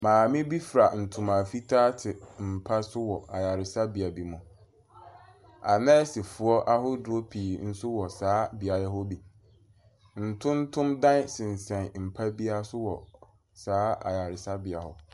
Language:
Akan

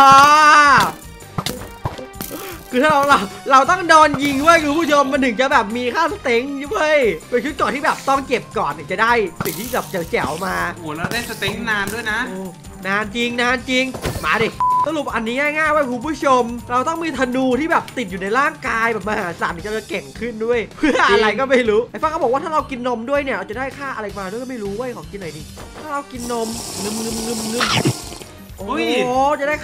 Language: Thai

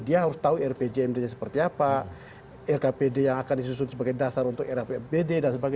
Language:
Indonesian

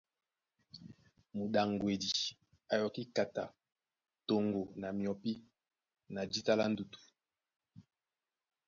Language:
Duala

